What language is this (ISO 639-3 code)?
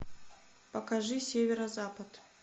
rus